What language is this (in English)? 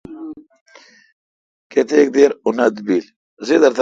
Kalkoti